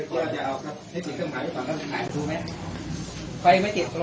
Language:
Thai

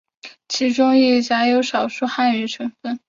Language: Chinese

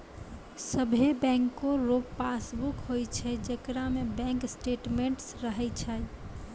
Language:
Maithili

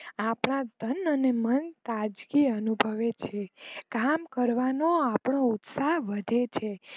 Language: Gujarati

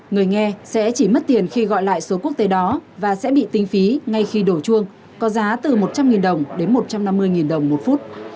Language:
Vietnamese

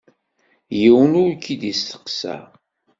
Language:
Kabyle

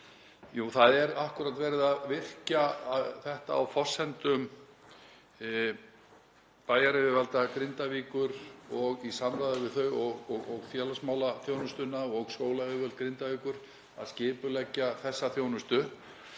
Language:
Icelandic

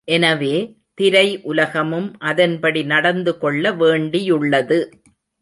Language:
Tamil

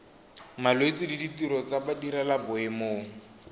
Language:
Tswana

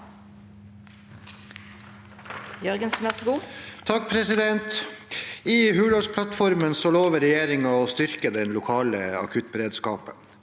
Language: Norwegian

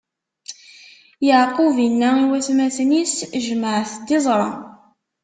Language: Kabyle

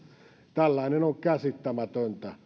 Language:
Finnish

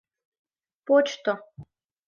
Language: Mari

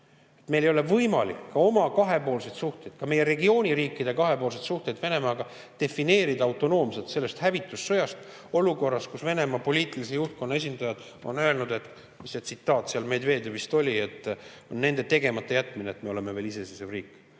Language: Estonian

